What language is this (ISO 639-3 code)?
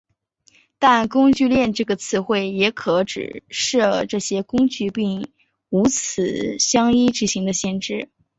zho